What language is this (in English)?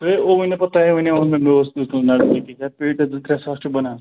Kashmiri